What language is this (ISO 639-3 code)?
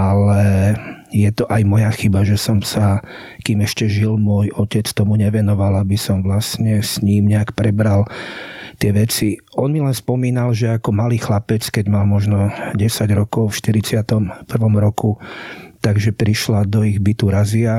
slk